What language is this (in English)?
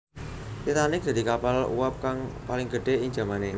Javanese